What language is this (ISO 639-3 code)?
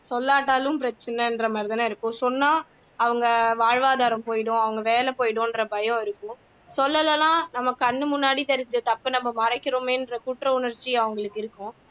tam